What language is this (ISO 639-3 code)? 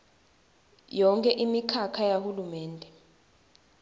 ssw